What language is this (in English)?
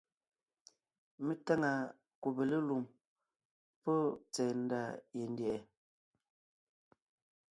Ngiemboon